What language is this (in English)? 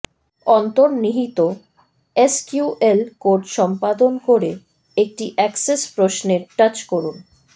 Bangla